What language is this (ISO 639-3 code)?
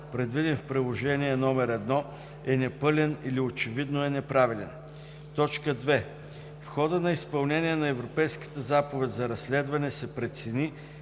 bul